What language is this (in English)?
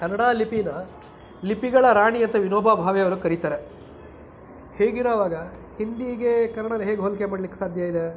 Kannada